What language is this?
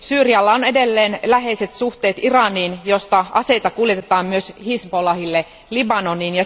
Finnish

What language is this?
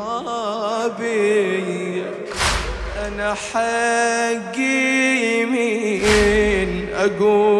Arabic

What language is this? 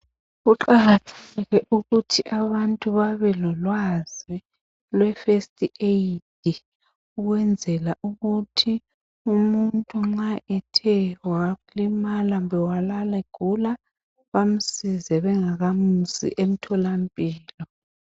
North Ndebele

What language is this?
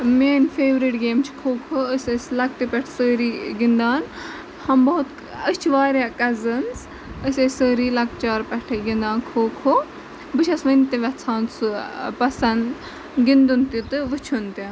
Kashmiri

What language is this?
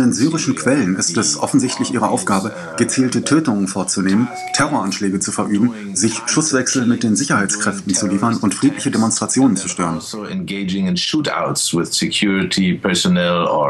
German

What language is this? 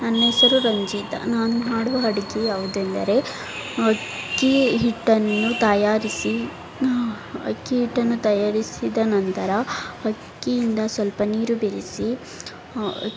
Kannada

